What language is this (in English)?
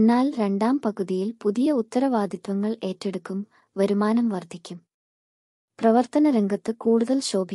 Malayalam